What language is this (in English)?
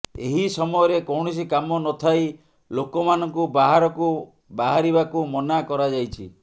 Odia